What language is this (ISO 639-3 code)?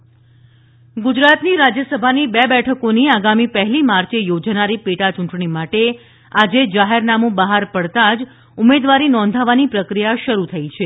guj